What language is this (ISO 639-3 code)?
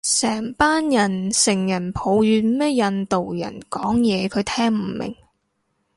yue